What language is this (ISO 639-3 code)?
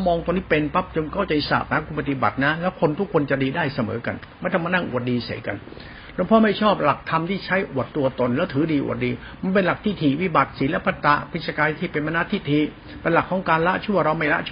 tha